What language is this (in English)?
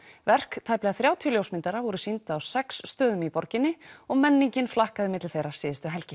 Icelandic